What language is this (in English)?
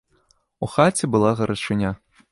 Belarusian